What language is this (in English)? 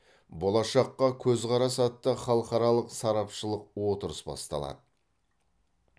Kazakh